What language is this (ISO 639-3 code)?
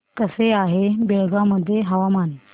mar